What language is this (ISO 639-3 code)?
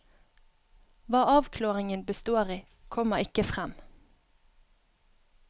nor